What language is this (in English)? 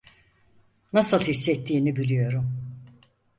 Turkish